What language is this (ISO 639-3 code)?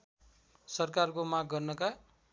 nep